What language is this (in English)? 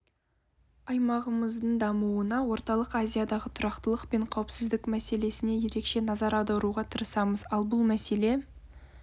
Kazakh